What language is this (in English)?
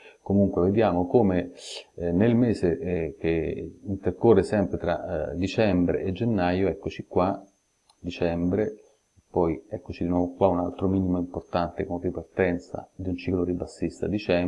Italian